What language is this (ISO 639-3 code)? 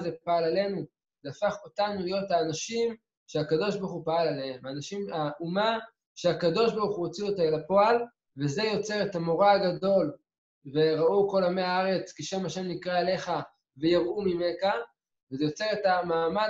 heb